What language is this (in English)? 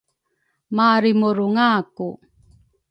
Rukai